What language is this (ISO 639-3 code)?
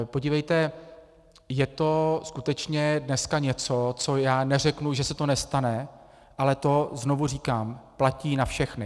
ces